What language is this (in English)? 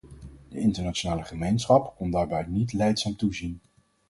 Dutch